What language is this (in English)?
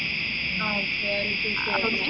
Malayalam